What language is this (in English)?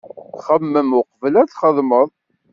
Kabyle